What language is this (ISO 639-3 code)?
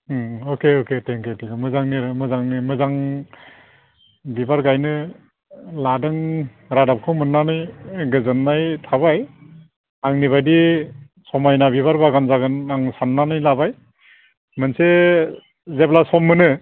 brx